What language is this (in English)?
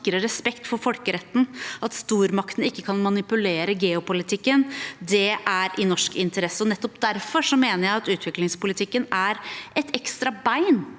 Norwegian